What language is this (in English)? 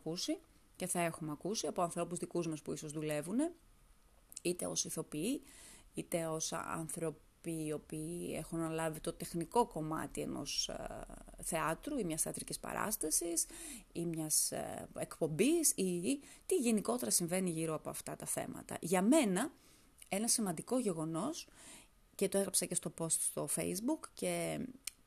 Greek